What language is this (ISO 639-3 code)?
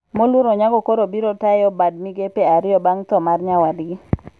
luo